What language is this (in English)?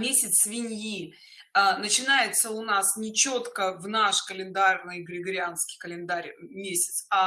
Russian